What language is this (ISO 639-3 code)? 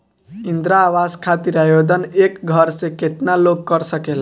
bho